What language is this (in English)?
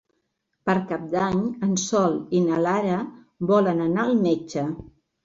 Catalan